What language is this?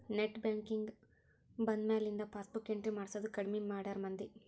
Kannada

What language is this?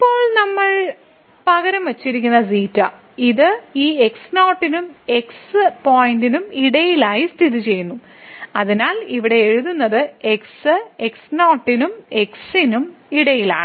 Malayalam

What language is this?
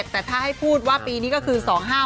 Thai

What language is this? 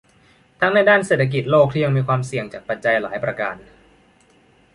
Thai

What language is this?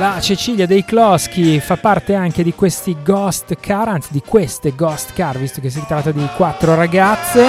Italian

